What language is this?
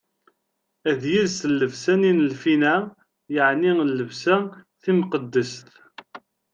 Kabyle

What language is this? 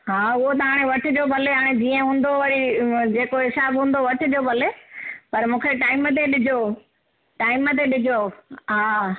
Sindhi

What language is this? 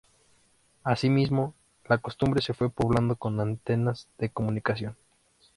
Spanish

